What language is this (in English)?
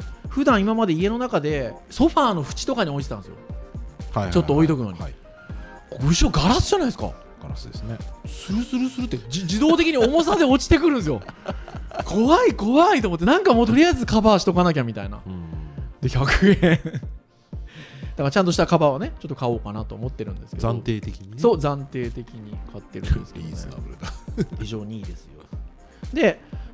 Japanese